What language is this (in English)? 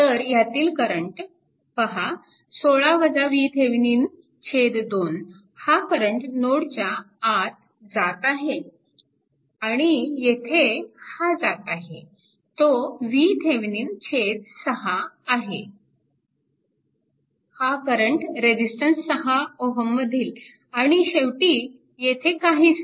Marathi